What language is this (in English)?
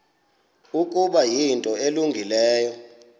Xhosa